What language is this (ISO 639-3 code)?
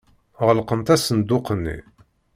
kab